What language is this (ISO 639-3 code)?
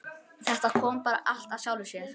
isl